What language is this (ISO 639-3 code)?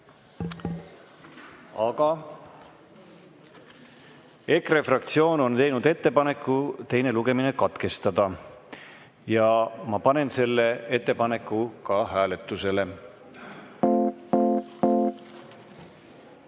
est